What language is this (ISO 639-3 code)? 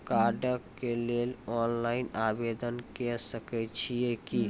mai